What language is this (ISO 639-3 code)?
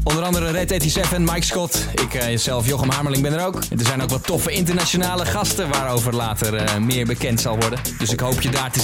nld